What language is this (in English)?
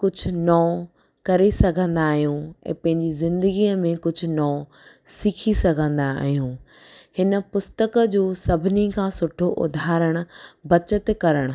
Sindhi